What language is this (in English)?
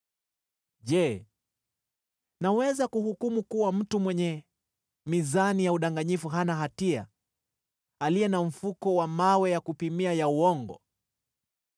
Swahili